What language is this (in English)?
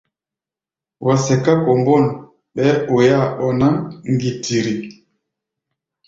Gbaya